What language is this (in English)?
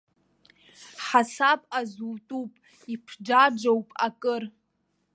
Abkhazian